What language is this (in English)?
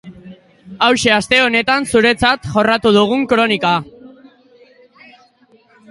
Basque